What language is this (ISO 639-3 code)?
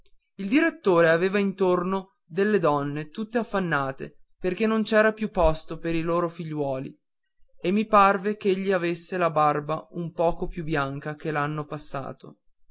ita